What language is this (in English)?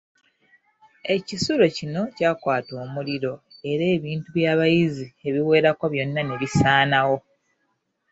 Ganda